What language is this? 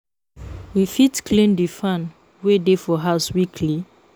Nigerian Pidgin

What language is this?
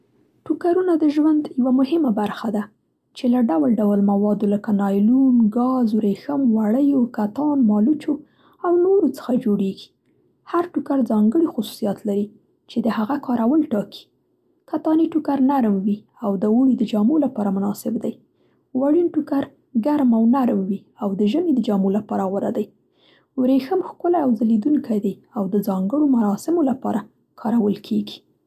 Central Pashto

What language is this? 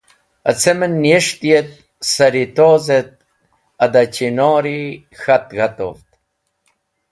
Wakhi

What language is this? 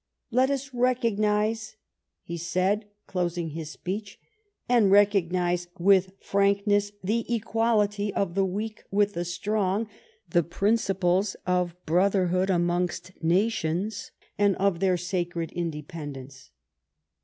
English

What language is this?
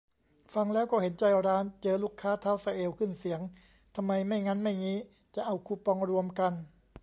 Thai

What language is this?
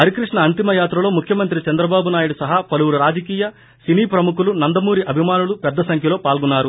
Telugu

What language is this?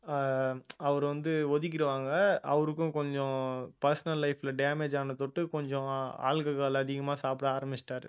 Tamil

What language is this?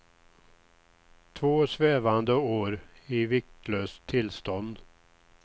Swedish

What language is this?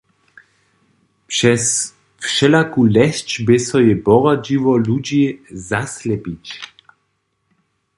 Upper Sorbian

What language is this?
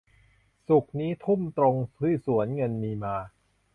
Thai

